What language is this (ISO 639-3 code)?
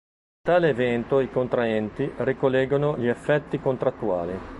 ita